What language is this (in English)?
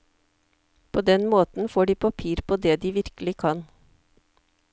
Norwegian